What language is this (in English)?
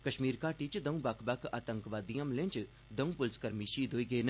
Dogri